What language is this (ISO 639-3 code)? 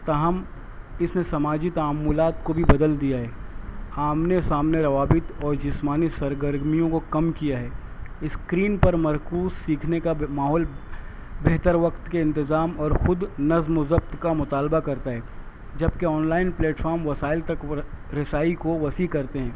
urd